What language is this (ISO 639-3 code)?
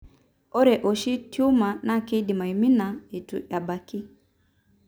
mas